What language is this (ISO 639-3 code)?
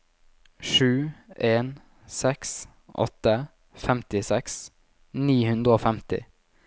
nor